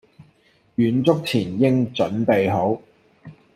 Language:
Cantonese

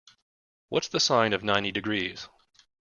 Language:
English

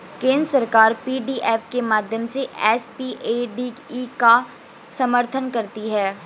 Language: Hindi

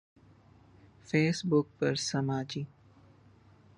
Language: Urdu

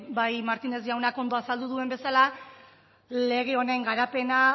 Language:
Basque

